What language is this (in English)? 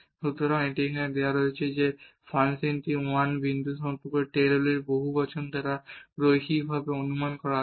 Bangla